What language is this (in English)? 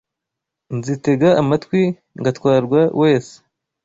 Kinyarwanda